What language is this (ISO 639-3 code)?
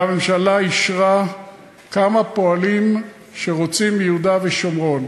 heb